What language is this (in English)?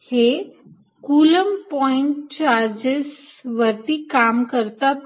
Marathi